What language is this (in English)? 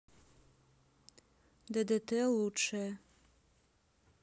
Russian